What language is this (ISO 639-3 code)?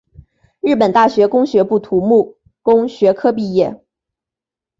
zho